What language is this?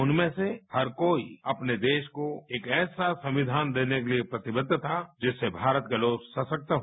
Hindi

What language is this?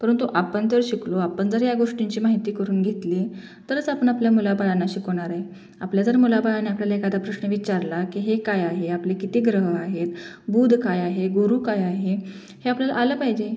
Marathi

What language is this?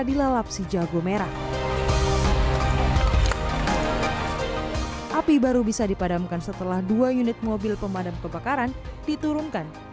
Indonesian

